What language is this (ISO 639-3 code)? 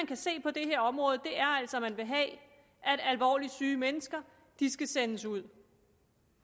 dan